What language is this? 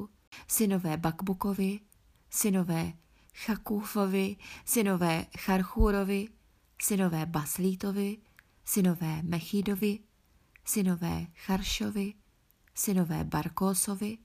Czech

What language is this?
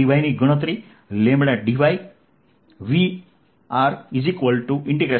Gujarati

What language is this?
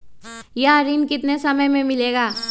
Magahi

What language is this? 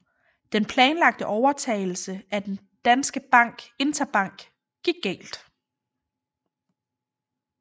Danish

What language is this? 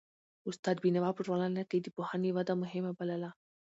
Pashto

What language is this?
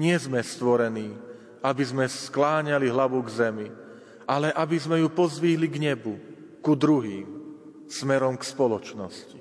Slovak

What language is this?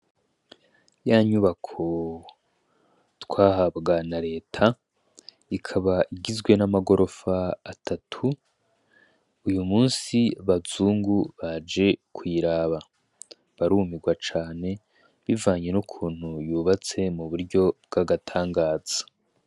Rundi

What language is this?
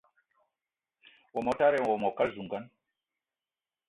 Eton (Cameroon)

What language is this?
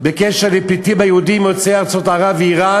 Hebrew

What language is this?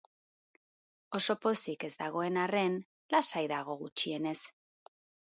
Basque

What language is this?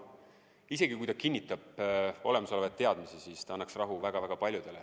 Estonian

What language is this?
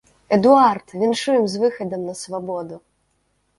Belarusian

